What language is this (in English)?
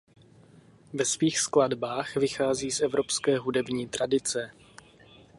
Czech